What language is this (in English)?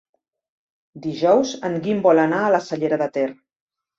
Catalan